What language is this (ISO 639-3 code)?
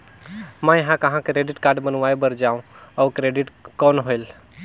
hne